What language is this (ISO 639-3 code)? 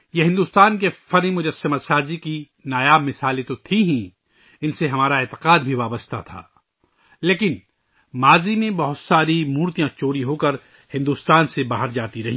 urd